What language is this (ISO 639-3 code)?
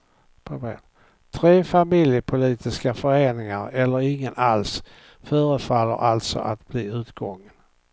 swe